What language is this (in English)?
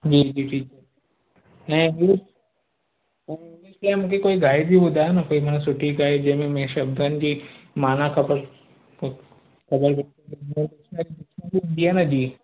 Sindhi